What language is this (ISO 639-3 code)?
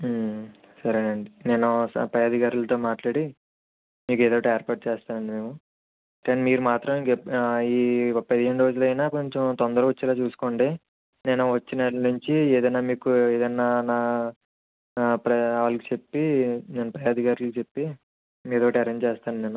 tel